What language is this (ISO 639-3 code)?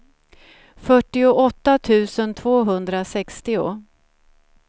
swe